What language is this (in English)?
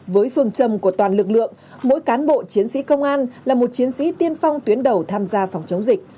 Vietnamese